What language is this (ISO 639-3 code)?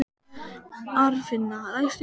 isl